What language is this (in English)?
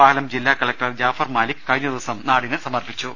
Malayalam